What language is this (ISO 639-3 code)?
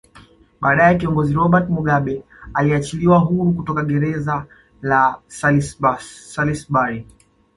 swa